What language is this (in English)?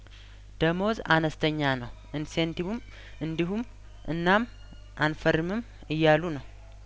Amharic